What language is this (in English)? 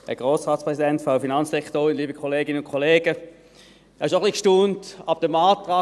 Swiss German